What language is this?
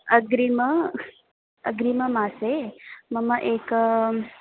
Sanskrit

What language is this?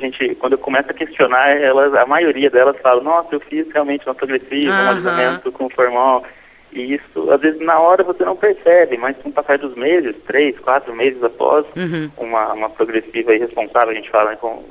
Portuguese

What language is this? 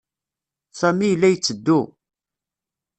Kabyle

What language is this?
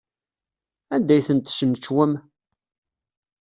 Kabyle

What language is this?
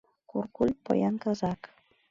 Mari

